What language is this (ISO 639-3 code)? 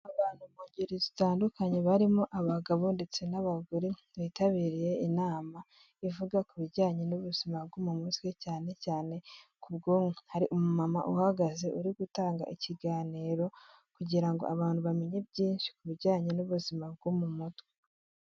kin